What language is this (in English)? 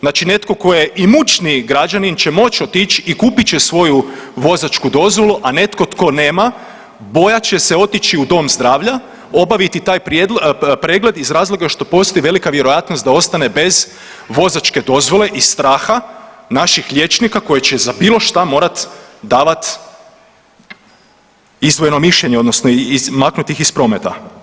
Croatian